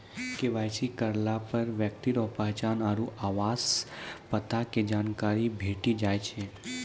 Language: Maithili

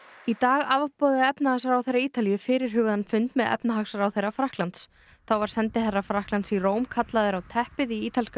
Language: Icelandic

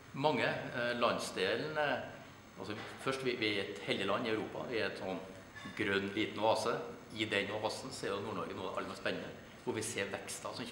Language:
Norwegian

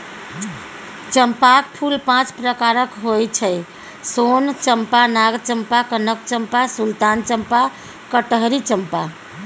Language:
Maithili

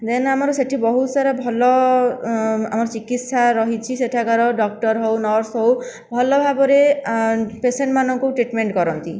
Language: Odia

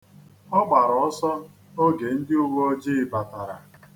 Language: Igbo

